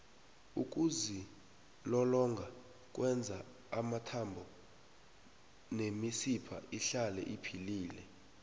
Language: South Ndebele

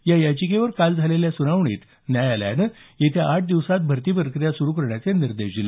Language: Marathi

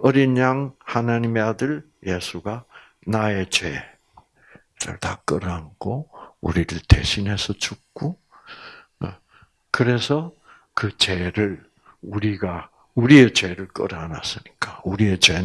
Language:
Korean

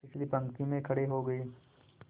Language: Hindi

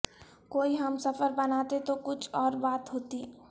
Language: Urdu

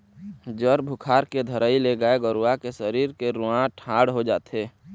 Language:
Chhattisgarhi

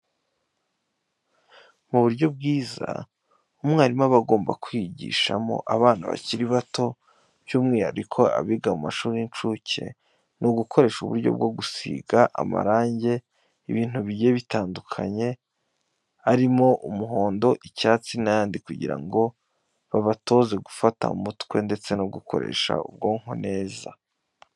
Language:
Kinyarwanda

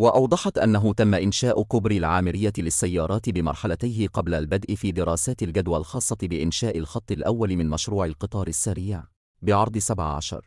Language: Arabic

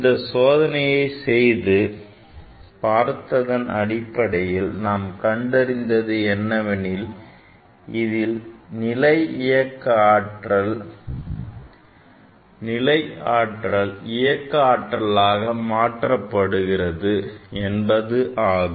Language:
Tamil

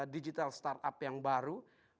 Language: Indonesian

